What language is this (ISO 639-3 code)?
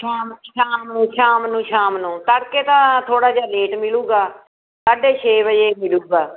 pan